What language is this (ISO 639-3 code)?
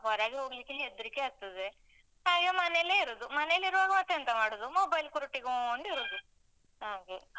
kan